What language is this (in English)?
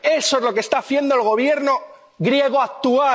Spanish